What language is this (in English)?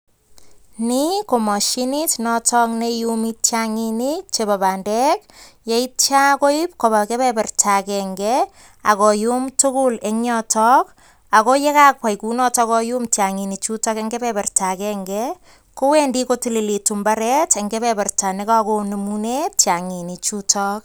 Kalenjin